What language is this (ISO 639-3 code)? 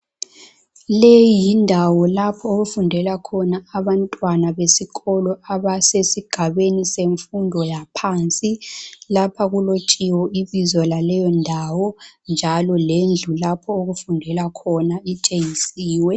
nde